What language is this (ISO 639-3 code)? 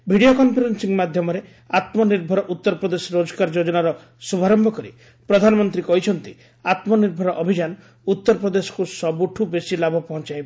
ori